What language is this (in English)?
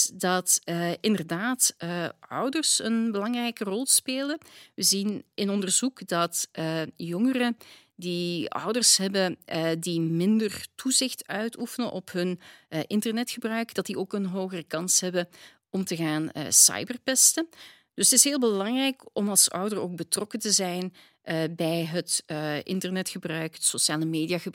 Dutch